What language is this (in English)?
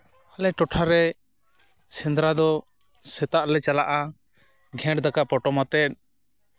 Santali